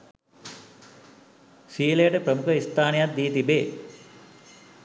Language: Sinhala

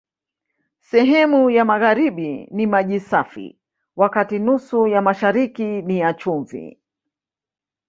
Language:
Swahili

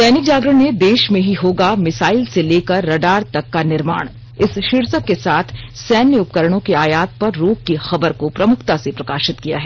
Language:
Hindi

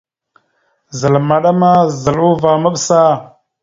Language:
Mada (Cameroon)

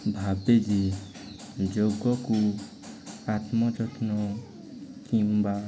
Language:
Odia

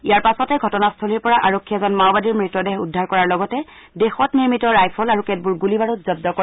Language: Assamese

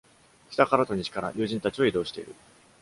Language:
Japanese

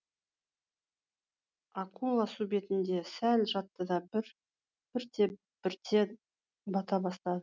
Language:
Kazakh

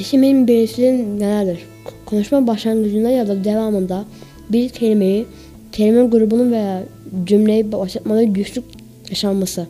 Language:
Turkish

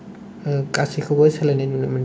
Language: Bodo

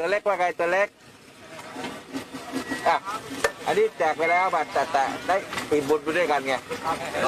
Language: Thai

